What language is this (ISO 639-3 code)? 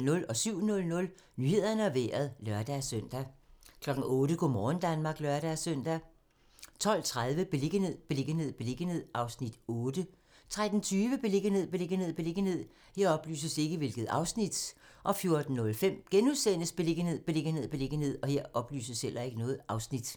dan